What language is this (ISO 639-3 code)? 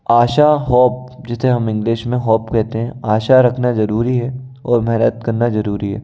hin